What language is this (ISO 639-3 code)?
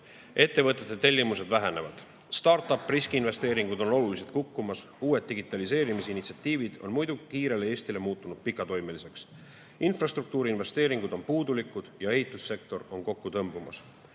est